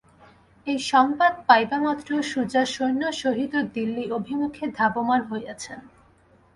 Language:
Bangla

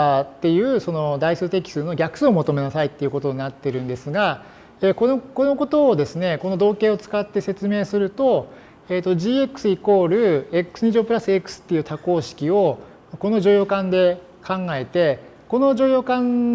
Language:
Japanese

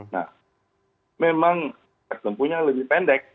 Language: Indonesian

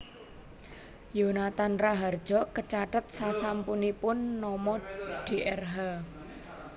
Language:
Javanese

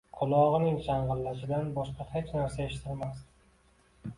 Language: Uzbek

